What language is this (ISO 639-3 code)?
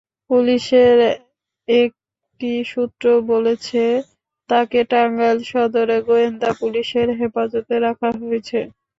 ben